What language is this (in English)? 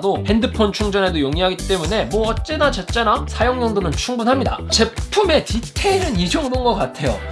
Korean